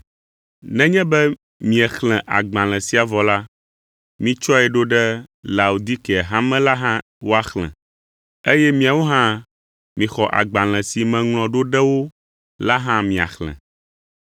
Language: Ewe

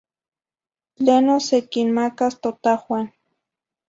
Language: Zacatlán-Ahuacatlán-Tepetzintla Nahuatl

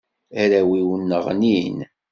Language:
Kabyle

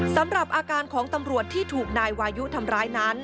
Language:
Thai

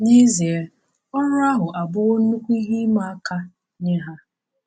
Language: Igbo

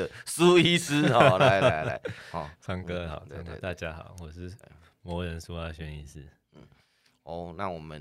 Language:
Chinese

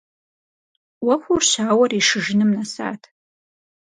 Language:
Kabardian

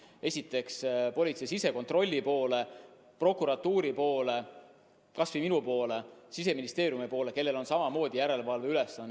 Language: Estonian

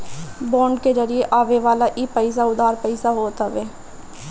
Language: Bhojpuri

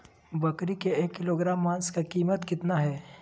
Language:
Magahi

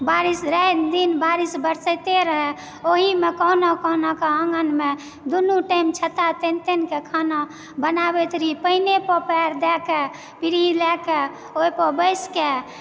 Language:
Maithili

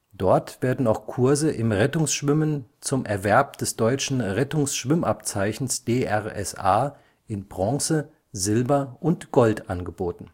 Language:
German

